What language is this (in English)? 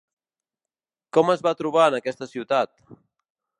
Catalan